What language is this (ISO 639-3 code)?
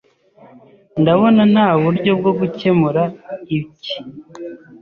kin